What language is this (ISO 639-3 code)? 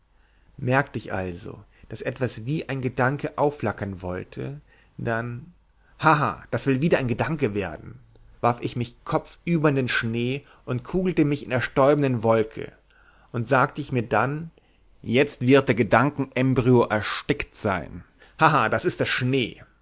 deu